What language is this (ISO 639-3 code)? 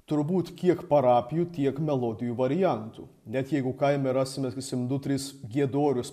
lit